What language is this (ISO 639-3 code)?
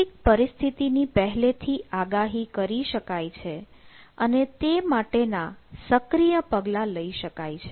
guj